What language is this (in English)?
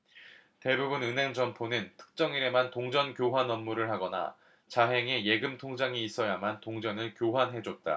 Korean